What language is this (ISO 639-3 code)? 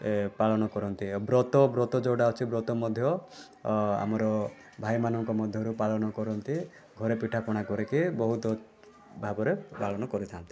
ori